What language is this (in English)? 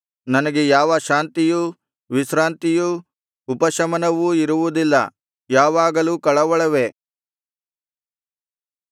Kannada